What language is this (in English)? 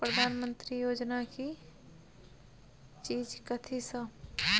Maithili